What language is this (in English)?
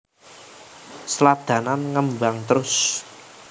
Javanese